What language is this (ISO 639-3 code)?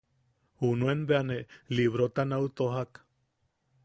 yaq